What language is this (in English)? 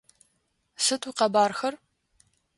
Adyghe